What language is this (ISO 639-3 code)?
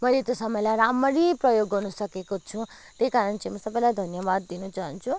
nep